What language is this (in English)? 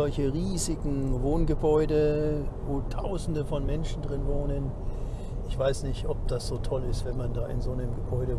German